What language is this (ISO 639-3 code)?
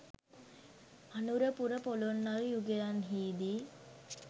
sin